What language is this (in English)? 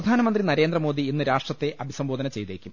Malayalam